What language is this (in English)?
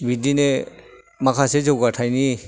Bodo